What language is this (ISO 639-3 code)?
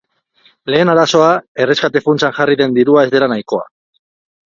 eus